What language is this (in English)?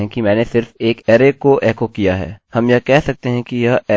Hindi